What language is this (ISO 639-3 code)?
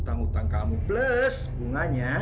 ind